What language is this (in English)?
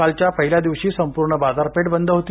Marathi